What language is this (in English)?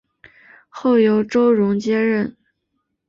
Chinese